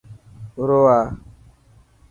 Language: Dhatki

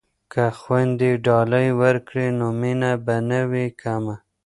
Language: Pashto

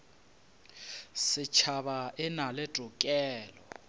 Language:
Northern Sotho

